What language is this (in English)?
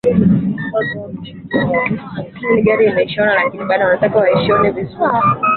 Swahili